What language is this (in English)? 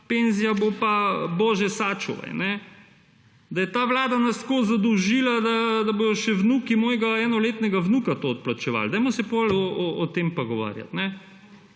Slovenian